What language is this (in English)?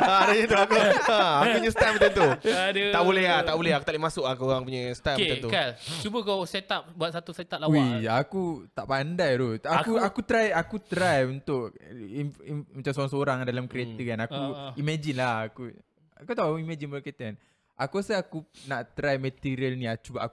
Malay